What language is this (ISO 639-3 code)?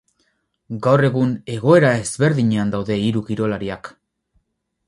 eus